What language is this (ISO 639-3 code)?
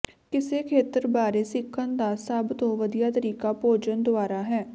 pan